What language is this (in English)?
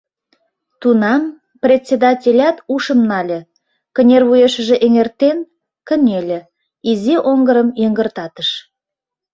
Mari